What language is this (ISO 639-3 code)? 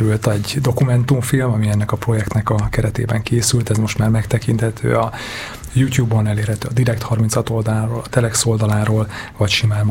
hun